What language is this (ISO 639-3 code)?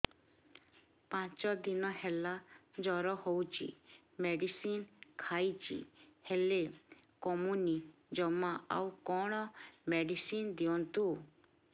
ori